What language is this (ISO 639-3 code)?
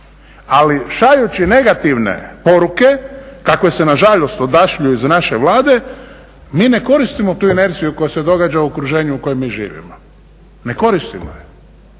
hrv